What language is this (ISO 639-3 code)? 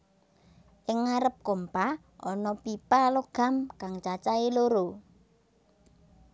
jav